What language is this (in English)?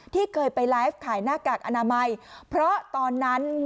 Thai